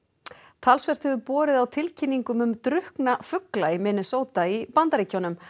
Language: Icelandic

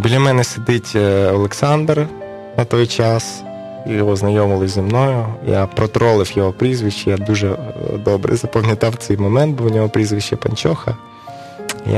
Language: Ukrainian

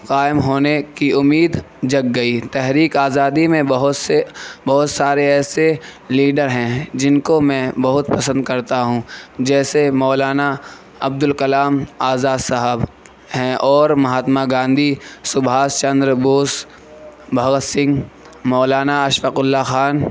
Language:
Urdu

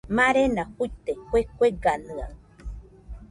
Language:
Nüpode Huitoto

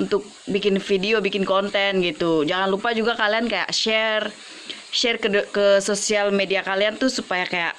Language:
Indonesian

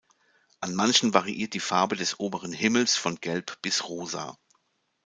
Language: German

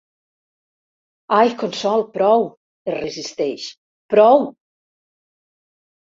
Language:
Catalan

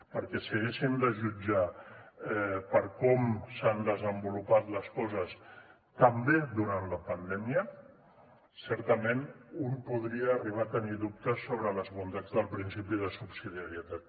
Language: Catalan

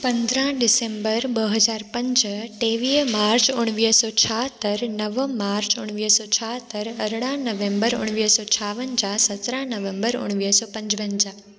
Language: Sindhi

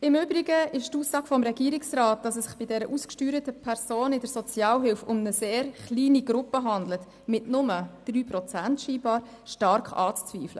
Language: Swiss German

